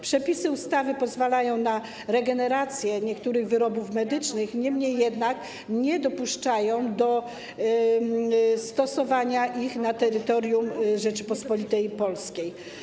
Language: Polish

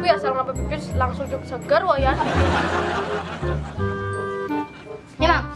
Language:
Indonesian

